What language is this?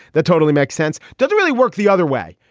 English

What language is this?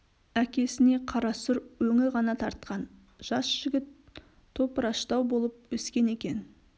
Kazakh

